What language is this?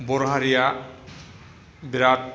Bodo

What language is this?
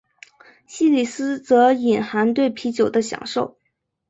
Chinese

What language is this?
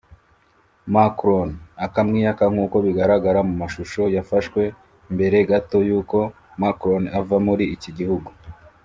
Kinyarwanda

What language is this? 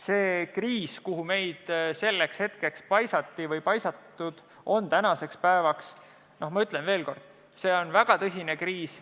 Estonian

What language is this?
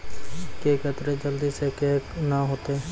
Maithili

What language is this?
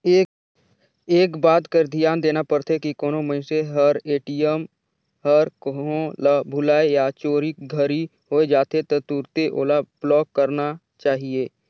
Chhattisgarhi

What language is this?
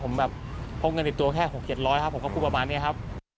Thai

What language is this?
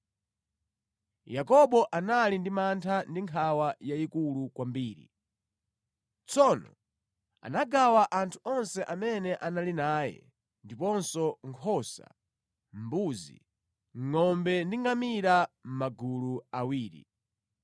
Nyanja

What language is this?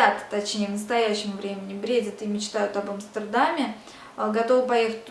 Russian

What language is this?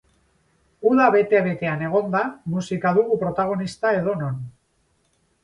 Basque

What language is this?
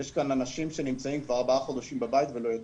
Hebrew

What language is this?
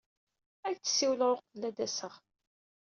Kabyle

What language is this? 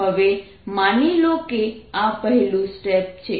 Gujarati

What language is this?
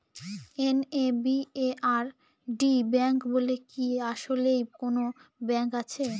Bangla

